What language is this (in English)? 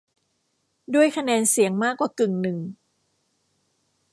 Thai